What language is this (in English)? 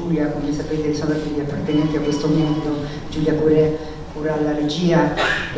Italian